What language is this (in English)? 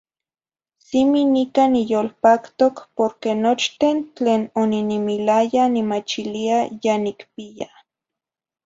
Zacatlán-Ahuacatlán-Tepetzintla Nahuatl